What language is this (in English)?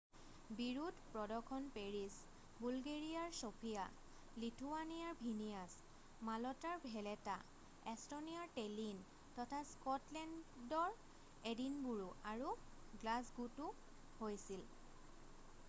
Assamese